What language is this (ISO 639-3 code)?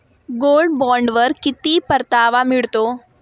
mar